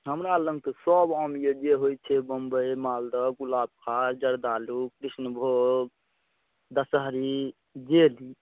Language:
Maithili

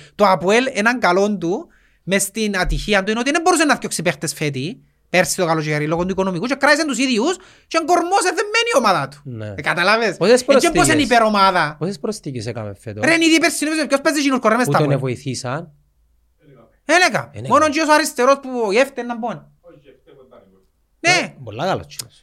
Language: Greek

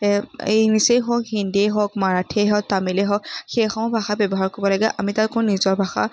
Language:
Assamese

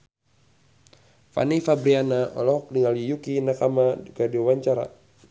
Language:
Sundanese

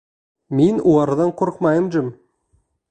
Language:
Bashkir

